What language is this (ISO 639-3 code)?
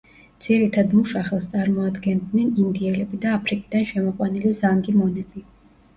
kat